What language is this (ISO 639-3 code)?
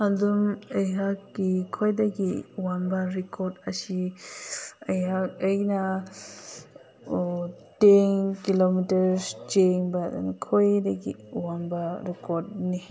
mni